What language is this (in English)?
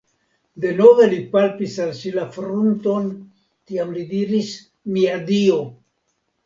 Esperanto